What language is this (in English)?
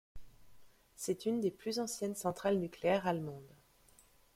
French